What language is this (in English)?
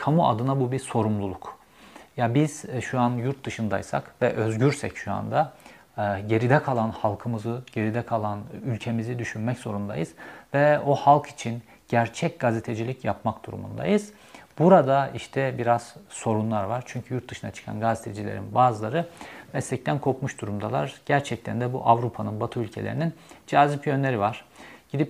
Turkish